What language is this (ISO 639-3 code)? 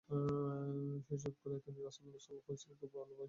ben